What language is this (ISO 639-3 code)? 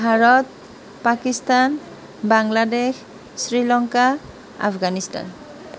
asm